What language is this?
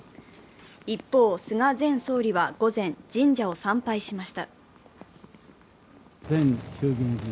Japanese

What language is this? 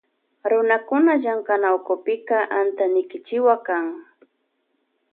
Loja Highland Quichua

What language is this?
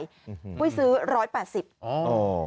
Thai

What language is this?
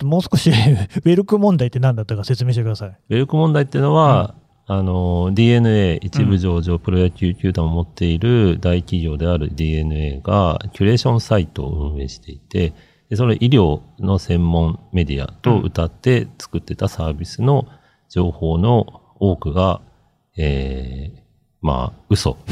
Japanese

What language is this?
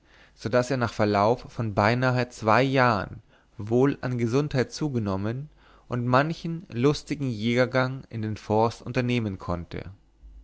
German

